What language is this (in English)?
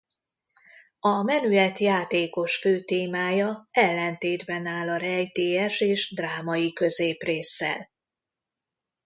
Hungarian